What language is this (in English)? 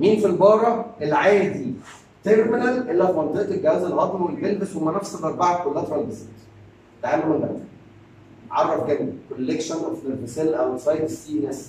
Arabic